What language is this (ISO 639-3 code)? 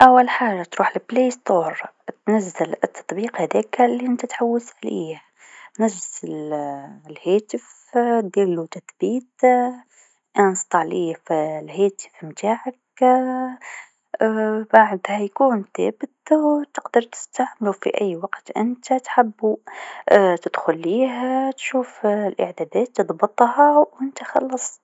aeb